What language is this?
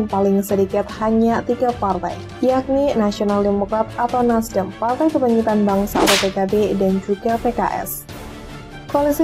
Indonesian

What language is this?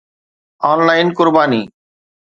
Sindhi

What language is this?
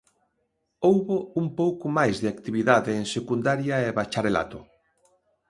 Galician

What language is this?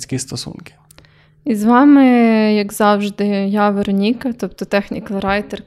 Ukrainian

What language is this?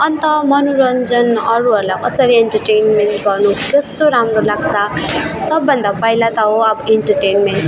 Nepali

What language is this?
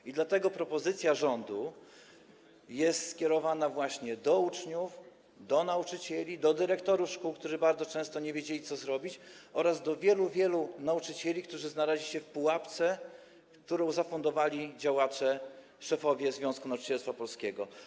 Polish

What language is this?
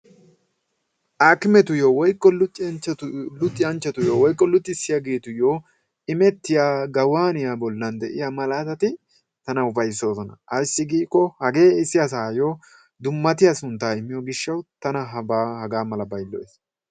Wolaytta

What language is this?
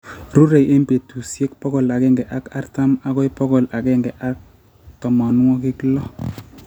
Kalenjin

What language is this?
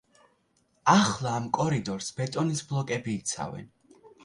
Georgian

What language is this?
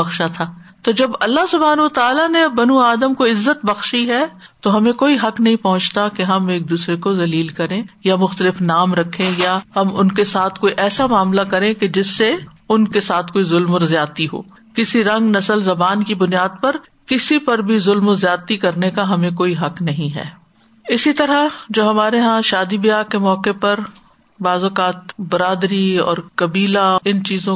Urdu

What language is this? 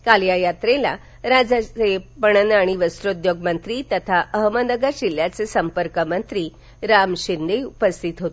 Marathi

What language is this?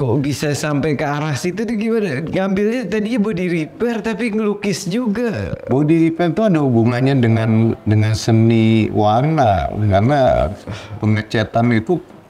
Indonesian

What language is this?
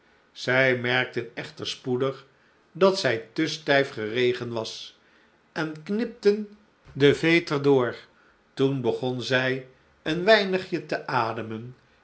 Dutch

